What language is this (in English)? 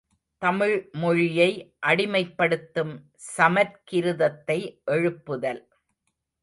Tamil